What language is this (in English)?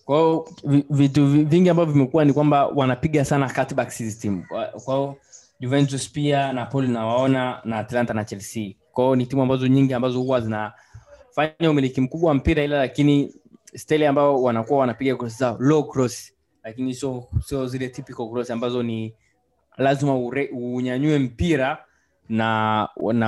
Swahili